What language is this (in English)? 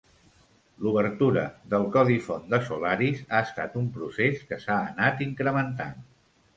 Catalan